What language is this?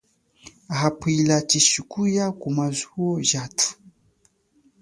Chokwe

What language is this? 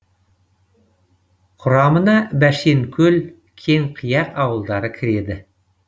Kazakh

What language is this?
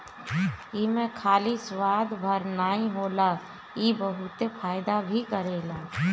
Bhojpuri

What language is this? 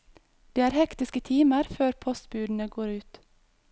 Norwegian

